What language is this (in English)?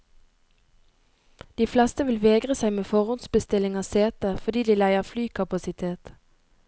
Norwegian